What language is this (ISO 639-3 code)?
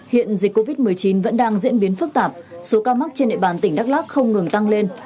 vie